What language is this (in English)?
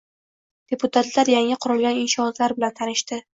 Uzbek